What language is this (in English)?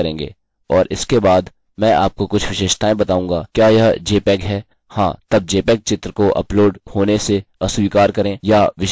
Hindi